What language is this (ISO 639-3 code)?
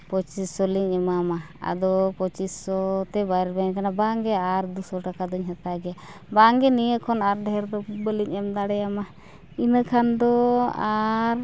sat